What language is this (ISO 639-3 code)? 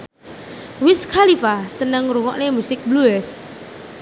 jav